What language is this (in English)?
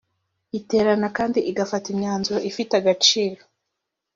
Kinyarwanda